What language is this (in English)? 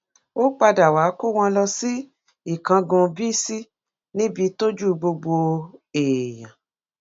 Yoruba